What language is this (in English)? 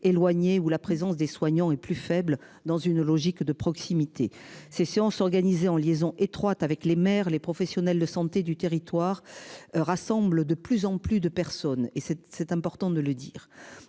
French